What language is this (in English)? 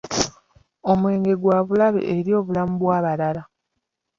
Ganda